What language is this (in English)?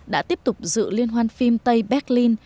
Vietnamese